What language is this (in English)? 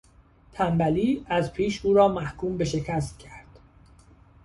Persian